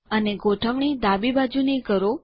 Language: Gujarati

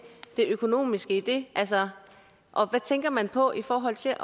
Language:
Danish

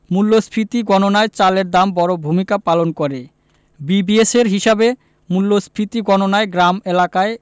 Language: Bangla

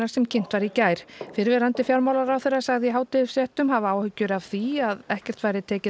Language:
Icelandic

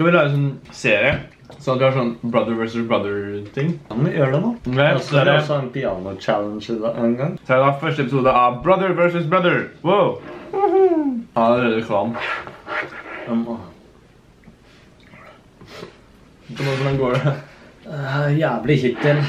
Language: Norwegian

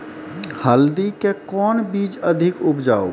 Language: Maithili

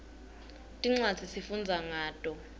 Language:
Swati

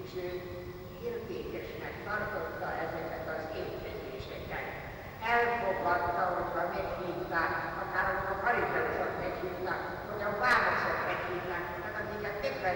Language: Hungarian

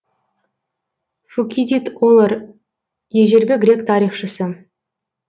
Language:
Kazakh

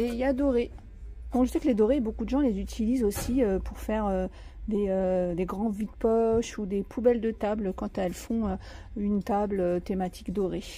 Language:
French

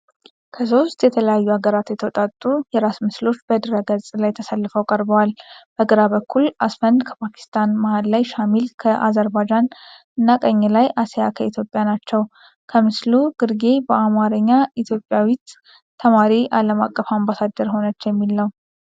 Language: Amharic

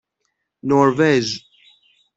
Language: Persian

